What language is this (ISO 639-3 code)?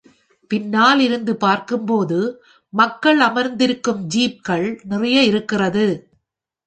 tam